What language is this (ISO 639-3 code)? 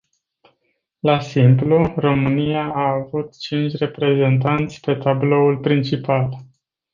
ron